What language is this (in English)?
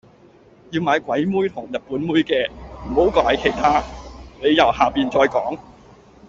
Cantonese